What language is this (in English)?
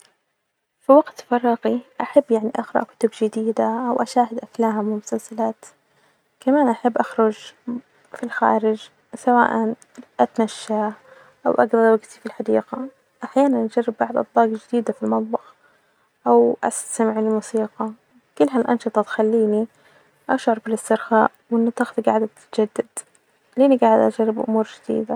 Najdi Arabic